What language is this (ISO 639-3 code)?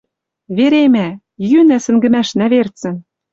mrj